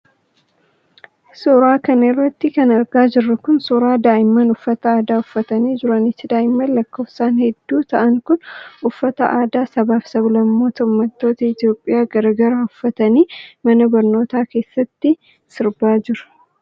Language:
Oromo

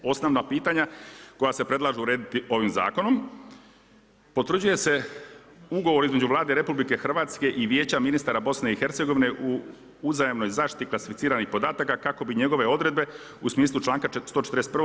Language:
Croatian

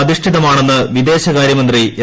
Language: Malayalam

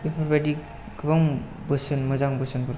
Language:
Bodo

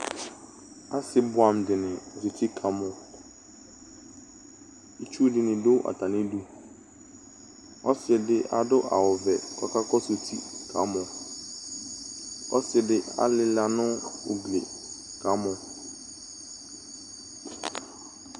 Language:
Ikposo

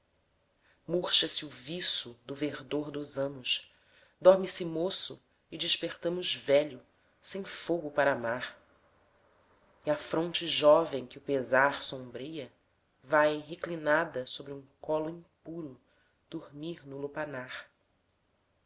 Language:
Portuguese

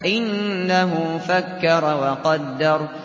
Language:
Arabic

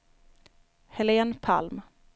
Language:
Swedish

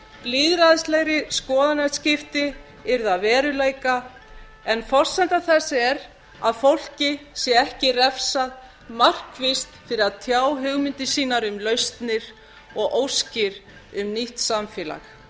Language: Icelandic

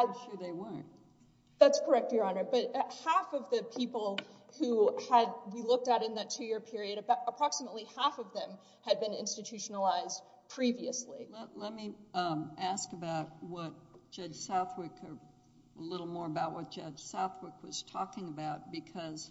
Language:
English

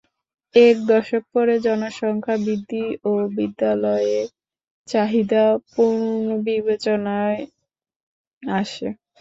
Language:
Bangla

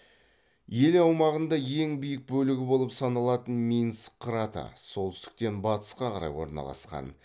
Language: Kazakh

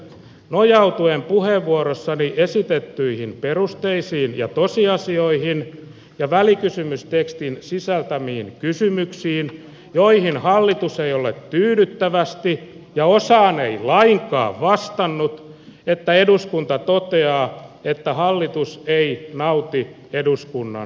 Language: Finnish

